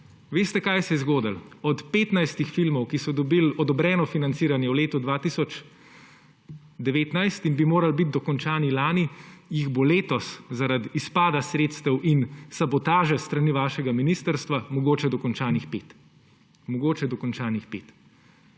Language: Slovenian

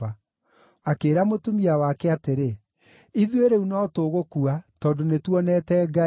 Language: Kikuyu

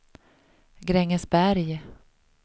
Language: Swedish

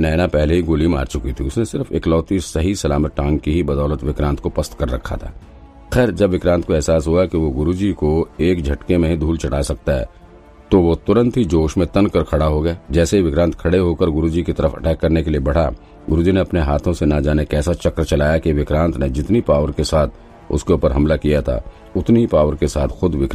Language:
Hindi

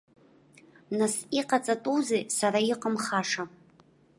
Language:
Abkhazian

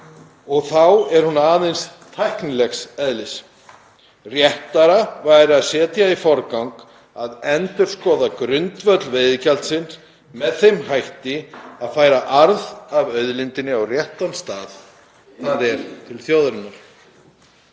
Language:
Icelandic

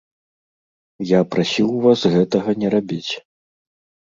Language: Belarusian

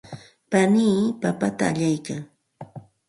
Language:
Santa Ana de Tusi Pasco Quechua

